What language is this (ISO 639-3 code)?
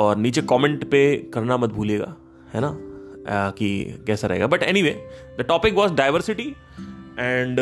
hin